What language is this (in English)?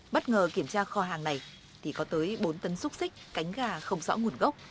Vietnamese